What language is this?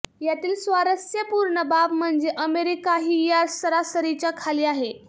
Marathi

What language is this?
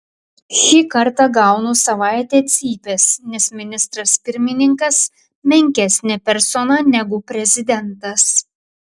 Lithuanian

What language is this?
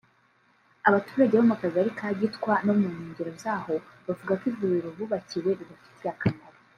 Kinyarwanda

